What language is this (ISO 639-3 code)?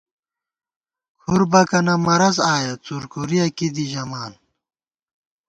gwt